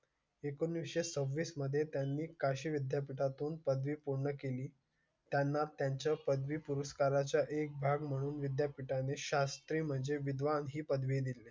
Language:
Marathi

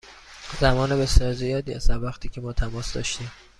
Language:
Persian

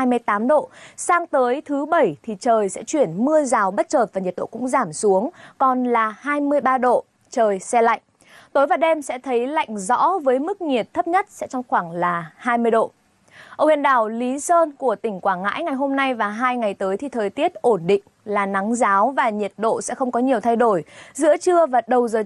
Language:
Vietnamese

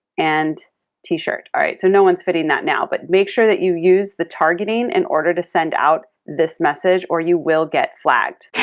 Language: English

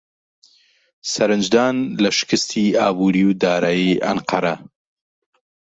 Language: Central Kurdish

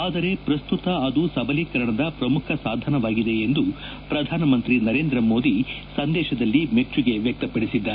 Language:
Kannada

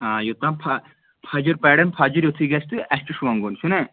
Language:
Kashmiri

